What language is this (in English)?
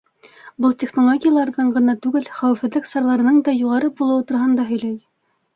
Bashkir